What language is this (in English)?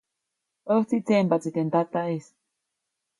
Copainalá Zoque